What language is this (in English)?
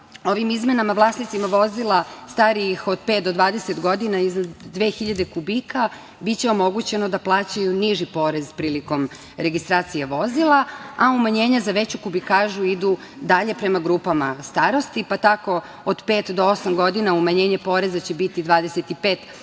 Serbian